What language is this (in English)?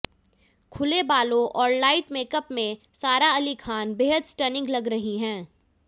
Hindi